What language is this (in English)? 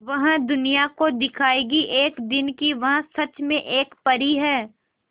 Hindi